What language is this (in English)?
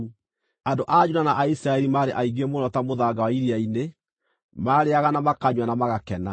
Kikuyu